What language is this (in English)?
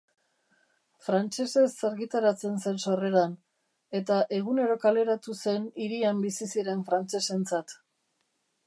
Basque